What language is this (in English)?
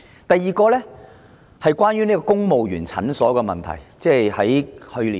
Cantonese